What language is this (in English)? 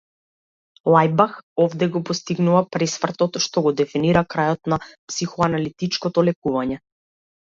Macedonian